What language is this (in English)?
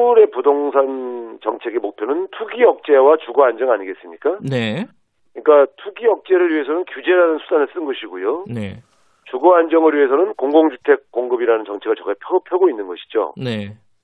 Korean